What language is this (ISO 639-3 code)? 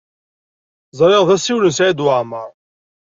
kab